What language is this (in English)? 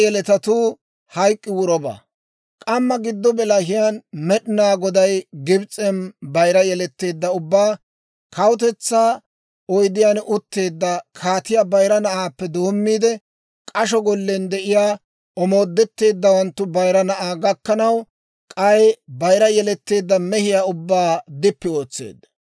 Dawro